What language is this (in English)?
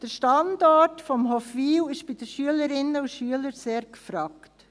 Swiss German